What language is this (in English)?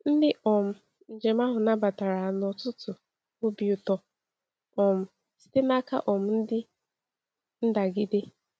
Igbo